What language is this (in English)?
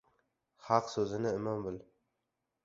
Uzbek